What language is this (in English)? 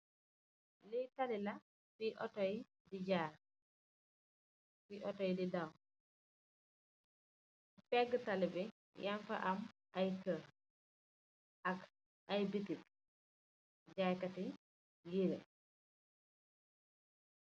Wolof